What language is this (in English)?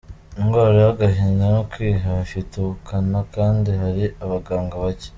Kinyarwanda